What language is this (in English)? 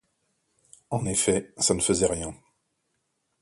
French